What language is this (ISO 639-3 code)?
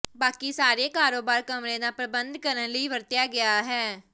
pan